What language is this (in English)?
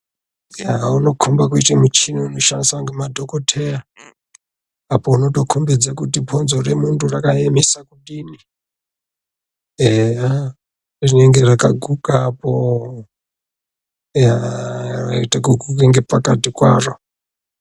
Ndau